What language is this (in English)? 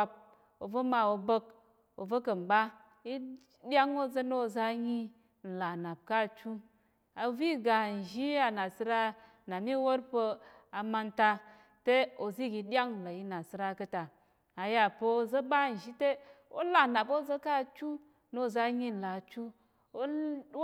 Tarok